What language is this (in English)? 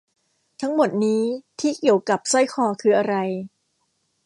Thai